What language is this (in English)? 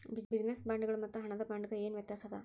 Kannada